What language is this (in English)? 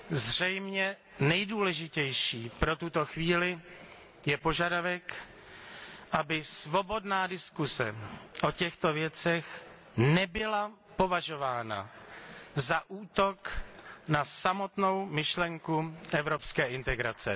Czech